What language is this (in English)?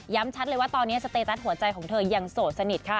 Thai